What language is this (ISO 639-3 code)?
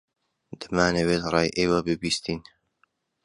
ckb